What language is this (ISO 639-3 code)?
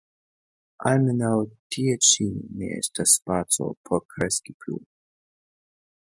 epo